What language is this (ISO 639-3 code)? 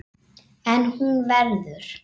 isl